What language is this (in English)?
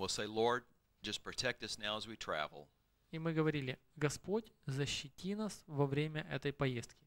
Russian